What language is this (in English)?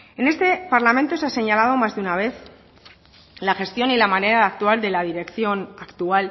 Spanish